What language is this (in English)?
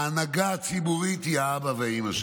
Hebrew